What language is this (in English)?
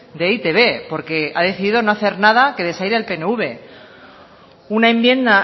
Spanish